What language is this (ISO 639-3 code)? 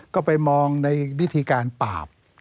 tha